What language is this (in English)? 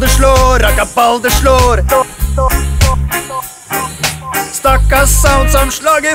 Latvian